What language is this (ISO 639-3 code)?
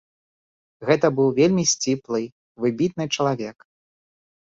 bel